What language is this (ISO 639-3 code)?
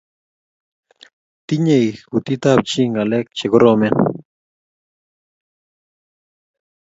kln